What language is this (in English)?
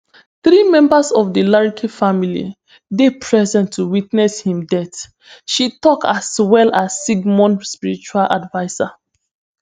Nigerian Pidgin